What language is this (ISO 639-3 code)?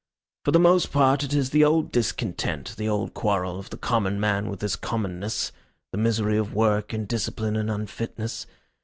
eng